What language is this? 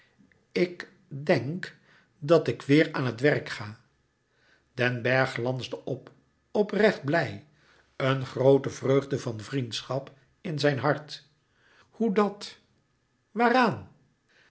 Dutch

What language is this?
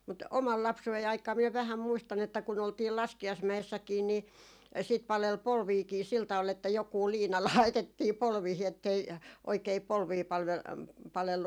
Finnish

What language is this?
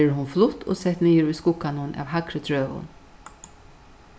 Faroese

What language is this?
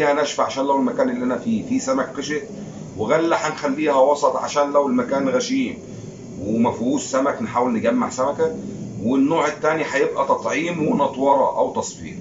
Arabic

